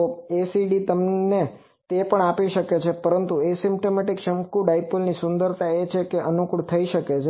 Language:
Gujarati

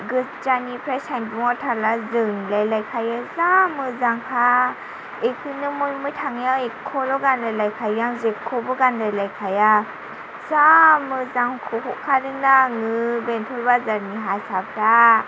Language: Bodo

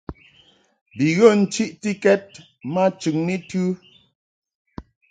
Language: Mungaka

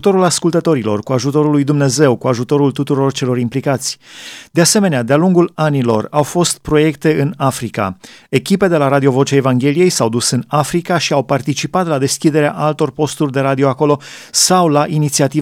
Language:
Romanian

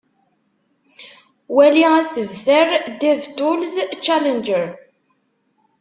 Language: Kabyle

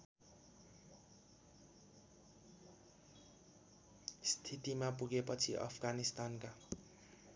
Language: Nepali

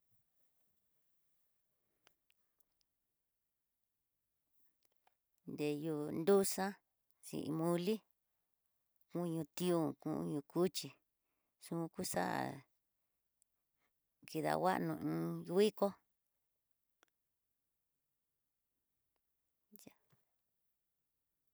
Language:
Tidaá Mixtec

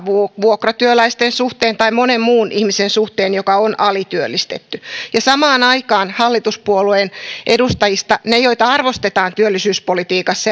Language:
Finnish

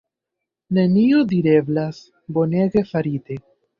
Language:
Esperanto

